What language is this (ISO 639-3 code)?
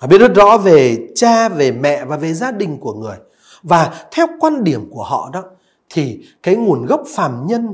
vie